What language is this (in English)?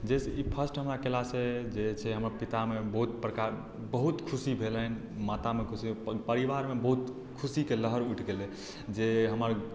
Maithili